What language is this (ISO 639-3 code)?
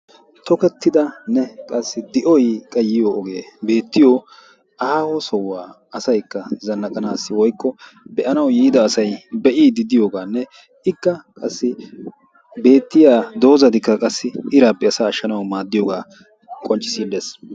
wal